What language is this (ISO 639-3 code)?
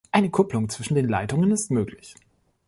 deu